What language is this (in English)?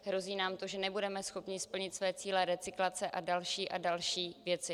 Czech